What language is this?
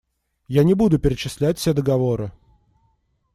Russian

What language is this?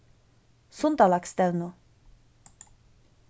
Faroese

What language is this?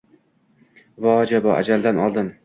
Uzbek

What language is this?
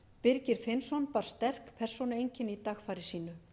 Icelandic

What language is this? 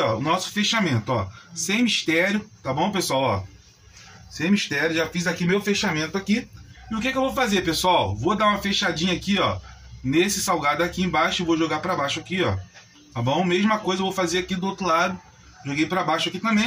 Portuguese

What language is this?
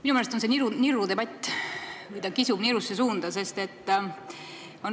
Estonian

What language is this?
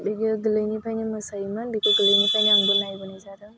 Bodo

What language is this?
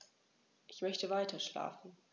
German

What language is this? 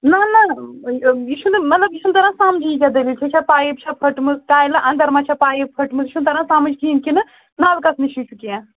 Kashmiri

